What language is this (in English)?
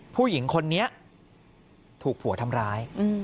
Thai